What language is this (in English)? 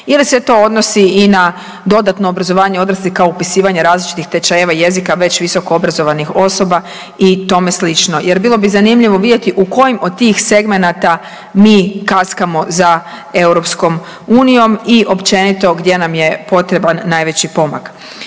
Croatian